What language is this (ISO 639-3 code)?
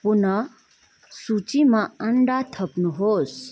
nep